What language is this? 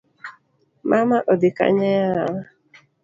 Luo (Kenya and Tanzania)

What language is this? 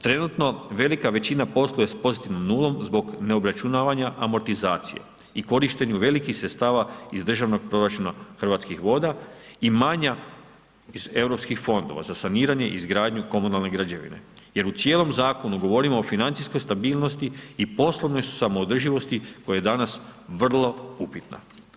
Croatian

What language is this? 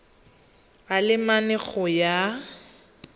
Tswana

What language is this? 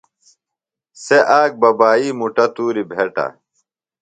Phalura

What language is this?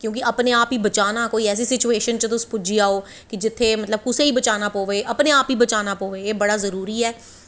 Dogri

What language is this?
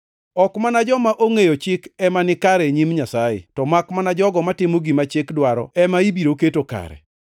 Luo (Kenya and Tanzania)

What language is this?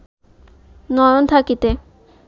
Bangla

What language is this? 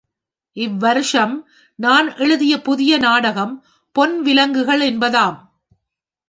Tamil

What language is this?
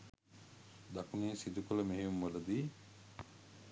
Sinhala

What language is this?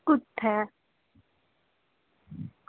Dogri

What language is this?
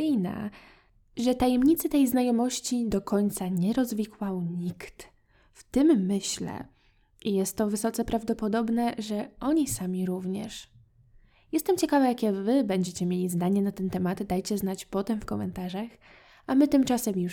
Polish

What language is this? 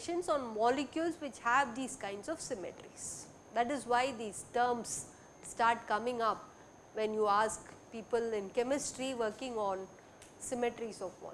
English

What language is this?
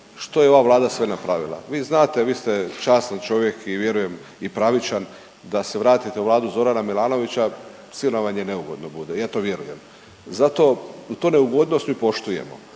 Croatian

